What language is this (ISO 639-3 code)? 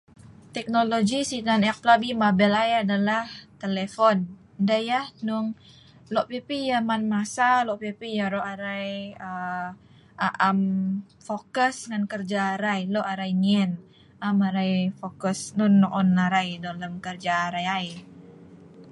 snv